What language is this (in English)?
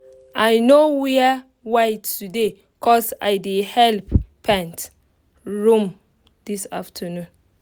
Nigerian Pidgin